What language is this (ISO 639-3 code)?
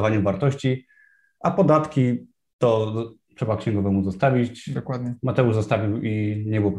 pol